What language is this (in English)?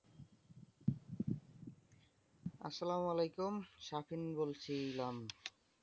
Bangla